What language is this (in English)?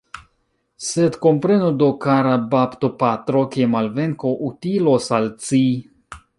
Esperanto